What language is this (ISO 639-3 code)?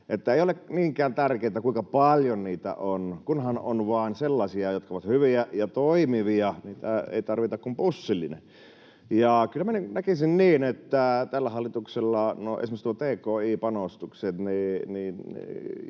fin